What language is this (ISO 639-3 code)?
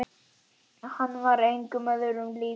isl